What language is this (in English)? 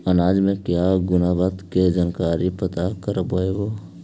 Magahi